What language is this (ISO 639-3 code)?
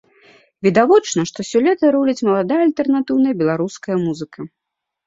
bel